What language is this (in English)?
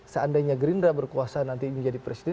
Indonesian